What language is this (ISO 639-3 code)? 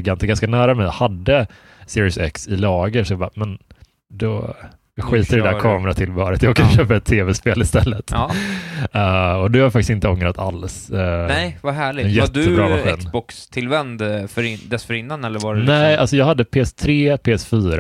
swe